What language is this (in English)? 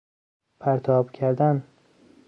Persian